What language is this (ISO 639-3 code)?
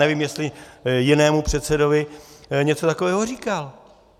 ces